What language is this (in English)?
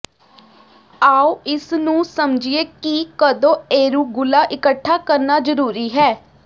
Punjabi